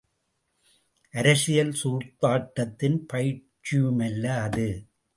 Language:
Tamil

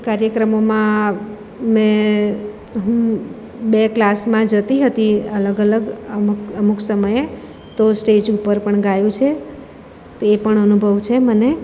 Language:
Gujarati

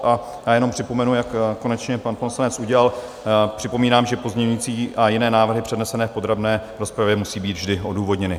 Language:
Czech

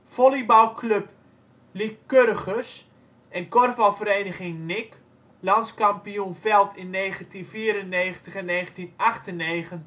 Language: Dutch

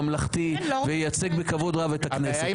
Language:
Hebrew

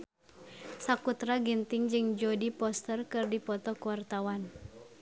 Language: Sundanese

